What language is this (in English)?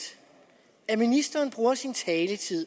Danish